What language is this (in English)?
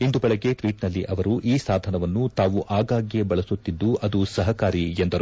Kannada